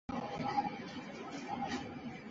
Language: Chinese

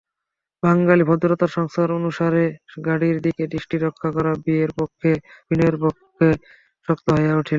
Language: Bangla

